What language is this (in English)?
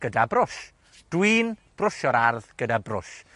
Welsh